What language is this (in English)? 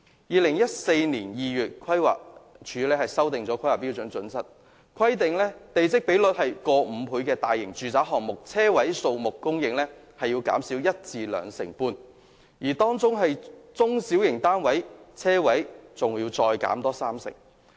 Cantonese